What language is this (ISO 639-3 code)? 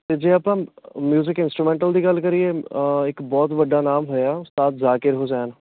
pan